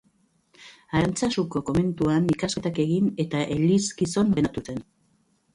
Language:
Basque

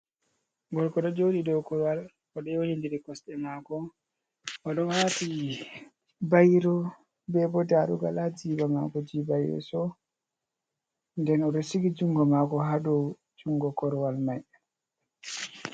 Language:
Fula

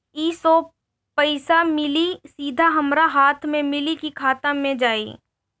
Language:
Bhojpuri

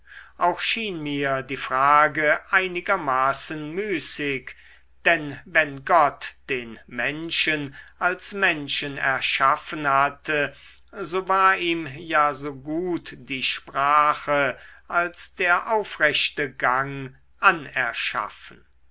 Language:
German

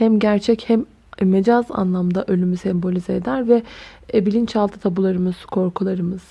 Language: Turkish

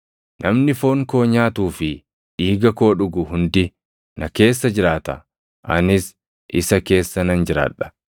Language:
Oromo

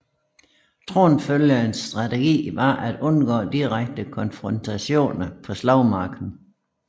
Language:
Danish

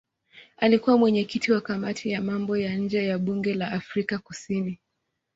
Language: Swahili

